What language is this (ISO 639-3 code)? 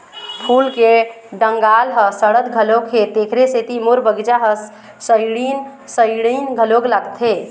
hne